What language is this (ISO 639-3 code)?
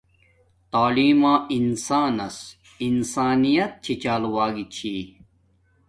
dmk